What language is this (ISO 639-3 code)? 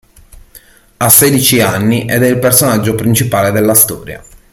ita